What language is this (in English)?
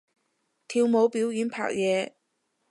Cantonese